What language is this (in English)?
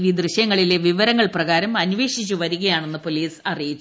Malayalam